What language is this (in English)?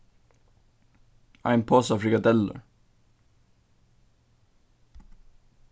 Faroese